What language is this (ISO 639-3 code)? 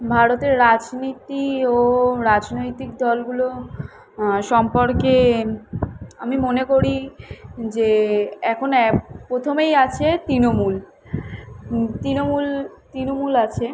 ben